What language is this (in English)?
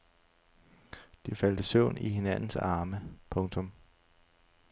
Danish